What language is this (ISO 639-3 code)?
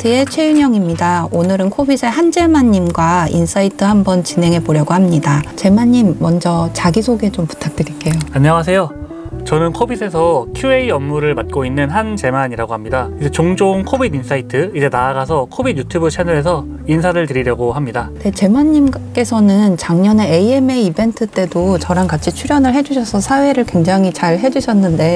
kor